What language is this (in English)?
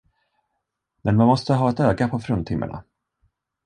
Swedish